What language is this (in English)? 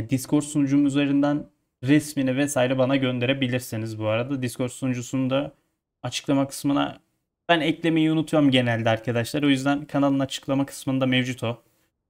Turkish